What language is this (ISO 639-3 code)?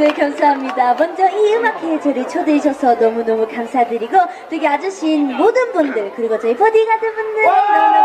kor